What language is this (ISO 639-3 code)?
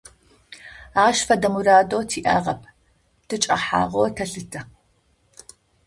ady